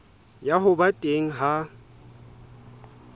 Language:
Southern Sotho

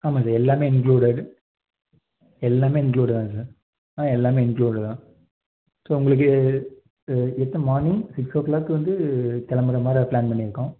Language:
Tamil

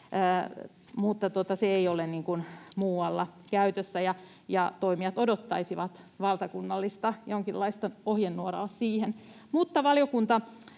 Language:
Finnish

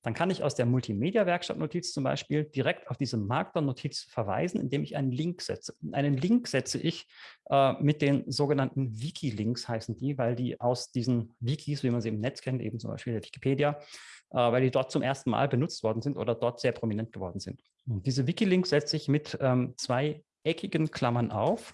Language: German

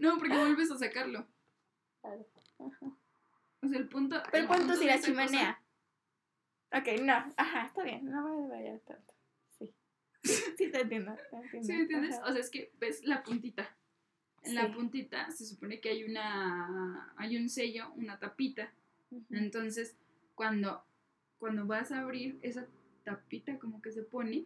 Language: Spanish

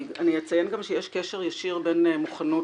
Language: Hebrew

